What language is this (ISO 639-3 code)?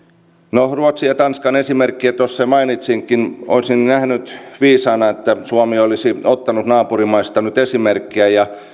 fin